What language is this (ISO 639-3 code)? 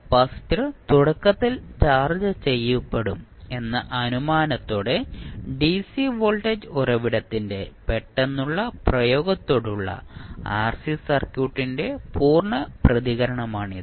mal